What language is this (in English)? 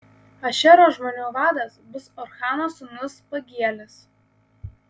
Lithuanian